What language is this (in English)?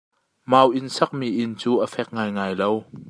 Hakha Chin